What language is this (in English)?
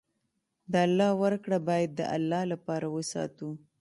Pashto